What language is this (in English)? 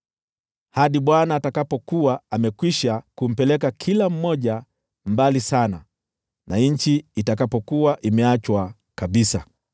Swahili